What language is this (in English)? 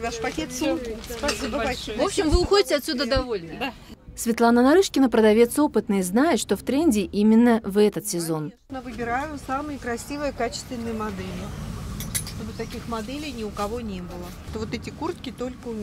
Russian